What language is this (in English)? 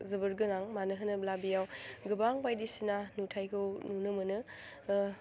Bodo